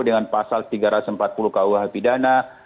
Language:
Indonesian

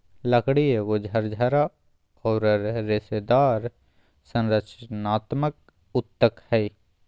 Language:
Magahi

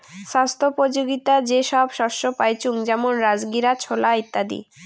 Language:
Bangla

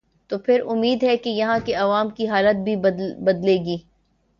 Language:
Urdu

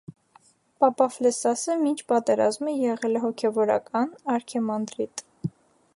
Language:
Armenian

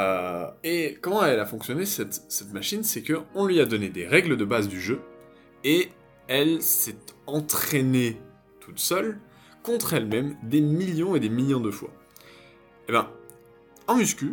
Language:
French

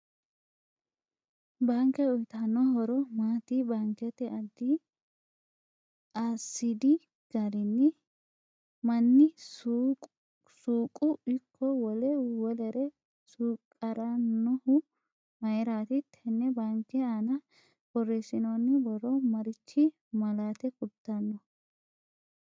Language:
Sidamo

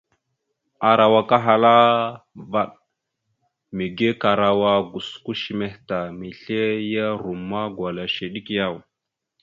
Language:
Mada (Cameroon)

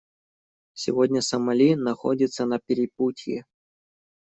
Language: Russian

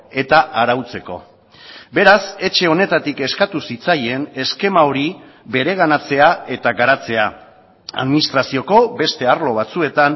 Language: Basque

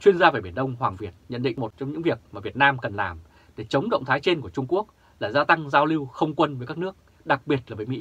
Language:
Vietnamese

